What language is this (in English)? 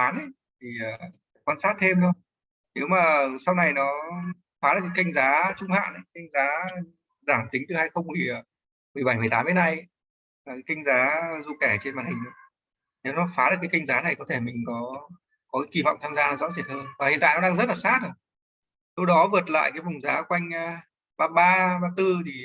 Vietnamese